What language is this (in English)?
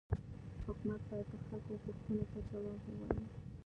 Pashto